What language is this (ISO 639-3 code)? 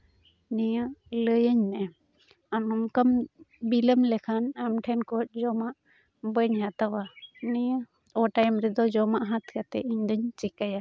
sat